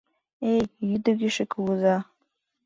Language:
Mari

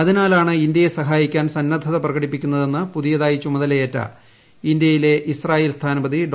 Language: Malayalam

